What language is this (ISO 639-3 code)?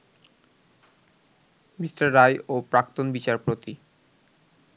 ben